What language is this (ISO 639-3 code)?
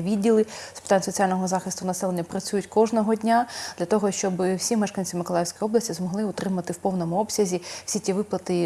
ukr